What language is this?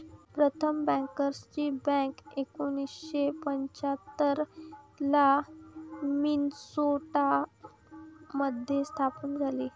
Marathi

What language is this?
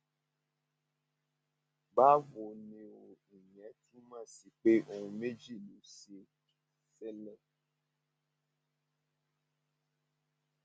Yoruba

